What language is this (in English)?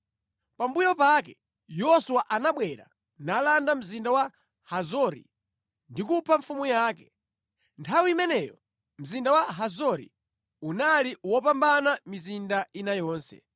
Nyanja